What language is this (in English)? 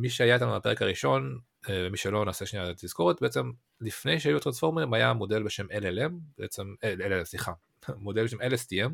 Hebrew